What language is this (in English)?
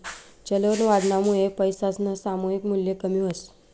Marathi